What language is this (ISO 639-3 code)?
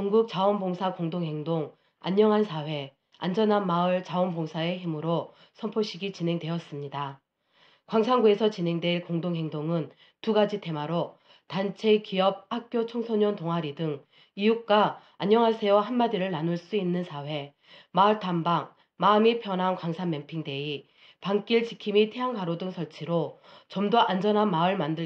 kor